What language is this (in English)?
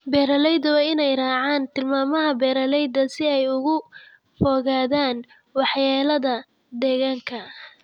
Somali